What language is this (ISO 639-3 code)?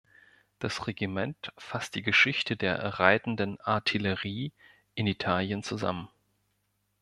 deu